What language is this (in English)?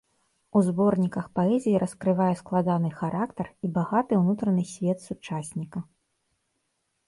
Belarusian